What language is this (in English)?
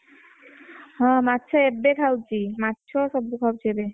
Odia